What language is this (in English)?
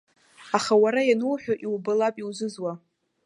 Abkhazian